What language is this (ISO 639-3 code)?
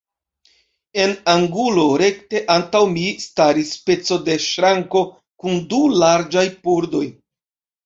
epo